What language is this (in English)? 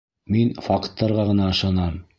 Bashkir